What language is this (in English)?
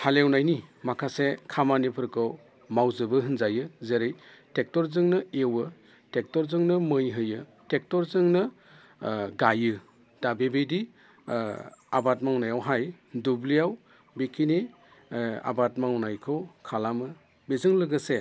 Bodo